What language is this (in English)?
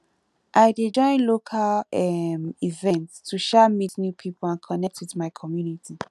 Nigerian Pidgin